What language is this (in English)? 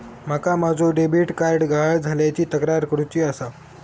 Marathi